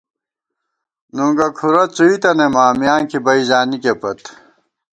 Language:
Gawar-Bati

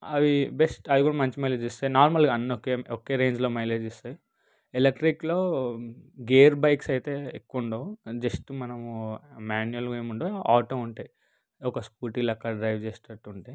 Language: Telugu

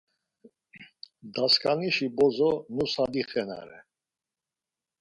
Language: Laz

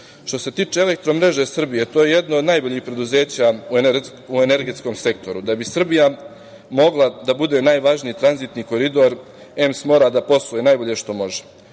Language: Serbian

